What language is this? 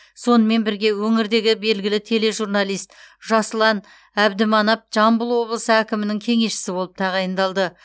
Kazakh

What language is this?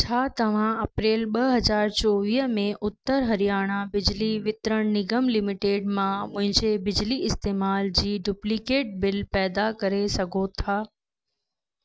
Sindhi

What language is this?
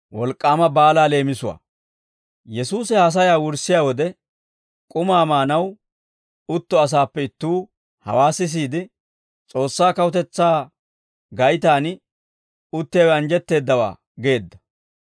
Dawro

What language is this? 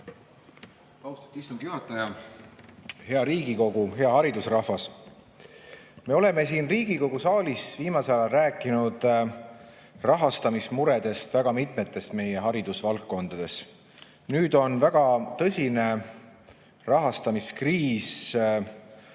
Estonian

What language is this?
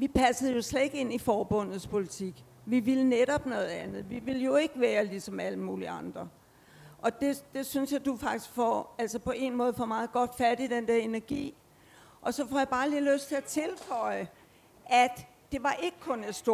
Danish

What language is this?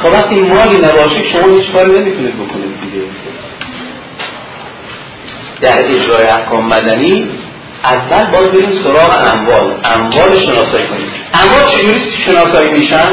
Persian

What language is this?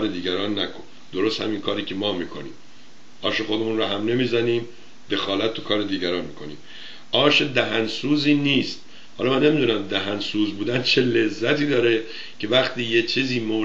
Persian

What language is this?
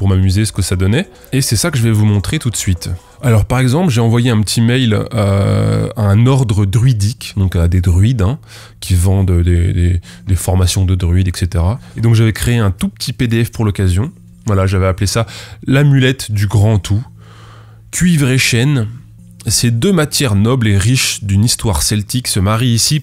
French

